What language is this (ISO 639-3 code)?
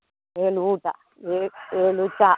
kan